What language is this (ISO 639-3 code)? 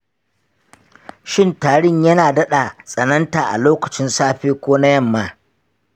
hau